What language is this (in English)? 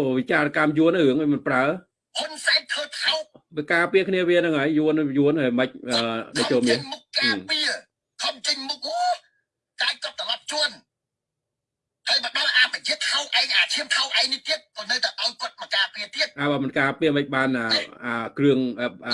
Vietnamese